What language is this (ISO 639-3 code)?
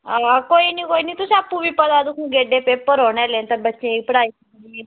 doi